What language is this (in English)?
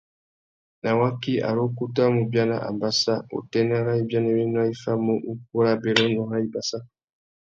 Tuki